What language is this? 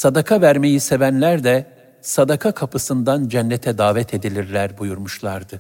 Turkish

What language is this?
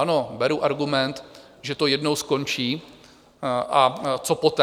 Czech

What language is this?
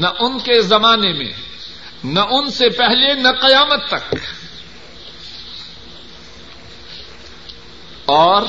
Urdu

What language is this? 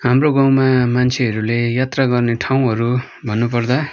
Nepali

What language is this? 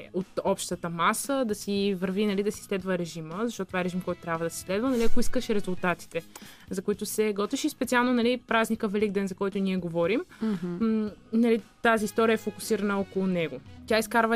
Bulgarian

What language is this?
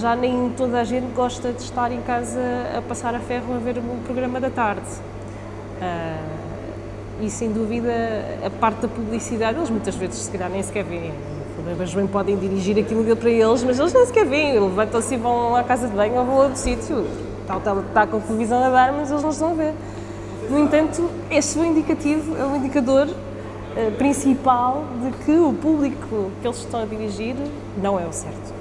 Portuguese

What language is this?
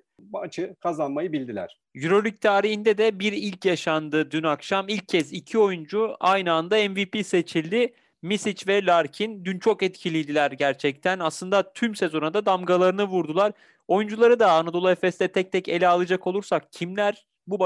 Turkish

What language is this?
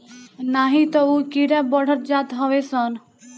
Bhojpuri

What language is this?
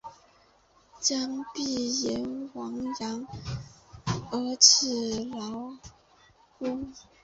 Chinese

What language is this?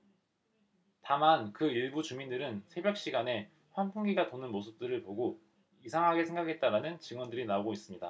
Korean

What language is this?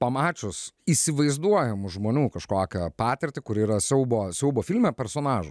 Lithuanian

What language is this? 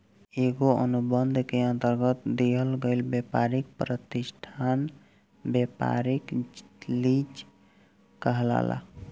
Bhojpuri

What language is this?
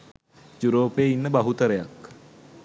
Sinhala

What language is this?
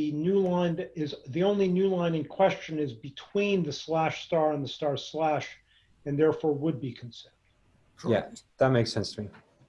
English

